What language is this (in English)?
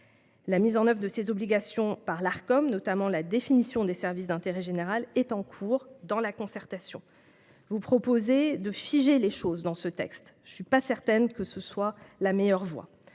French